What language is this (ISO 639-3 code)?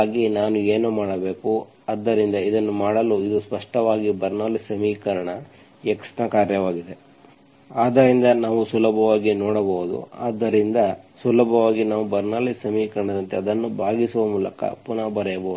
kan